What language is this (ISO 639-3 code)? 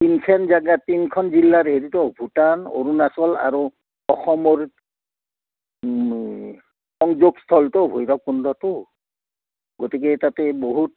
asm